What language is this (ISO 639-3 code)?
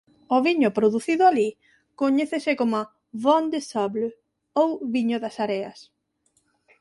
glg